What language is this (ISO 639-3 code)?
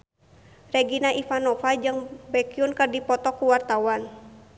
sun